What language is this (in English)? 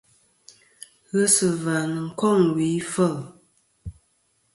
Kom